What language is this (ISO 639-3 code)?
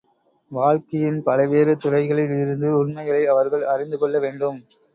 tam